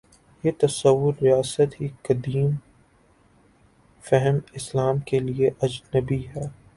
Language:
Urdu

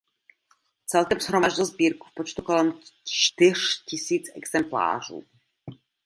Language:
Czech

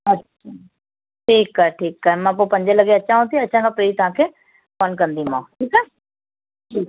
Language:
Sindhi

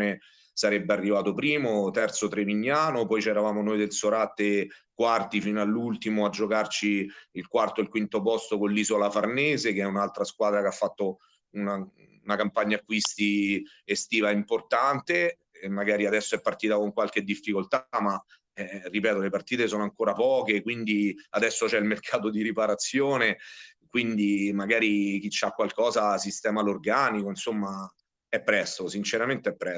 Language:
Italian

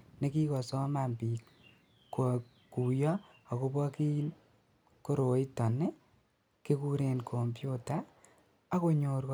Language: Kalenjin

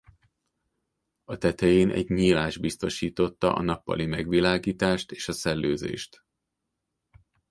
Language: Hungarian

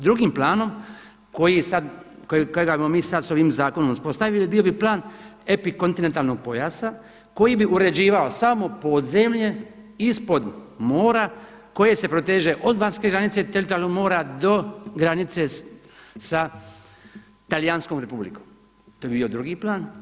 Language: Croatian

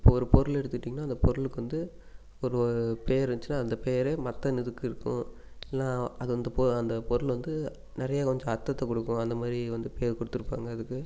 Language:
Tamil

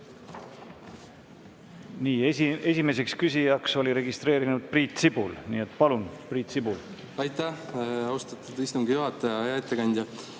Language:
Estonian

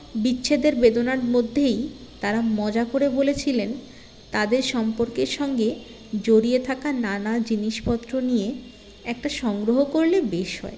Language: Bangla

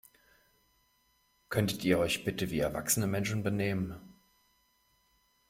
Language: German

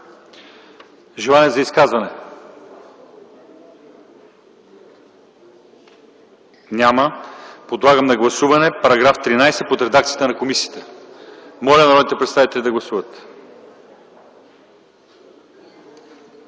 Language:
Bulgarian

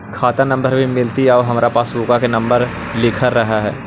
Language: Magahi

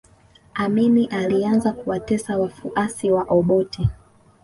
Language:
Swahili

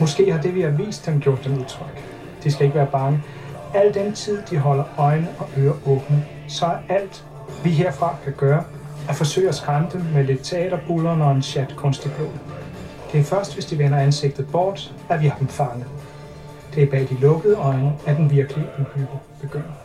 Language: Danish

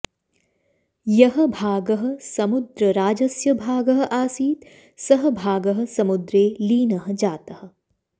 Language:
Sanskrit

